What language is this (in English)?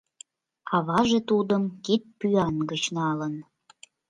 Mari